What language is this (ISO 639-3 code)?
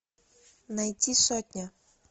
rus